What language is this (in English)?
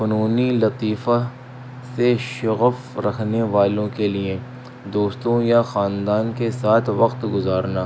Urdu